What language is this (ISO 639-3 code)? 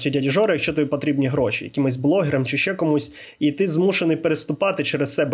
ukr